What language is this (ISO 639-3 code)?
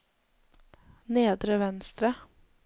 nor